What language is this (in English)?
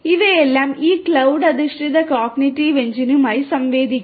Malayalam